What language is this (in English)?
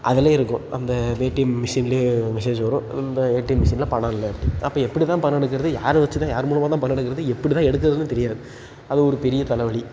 Tamil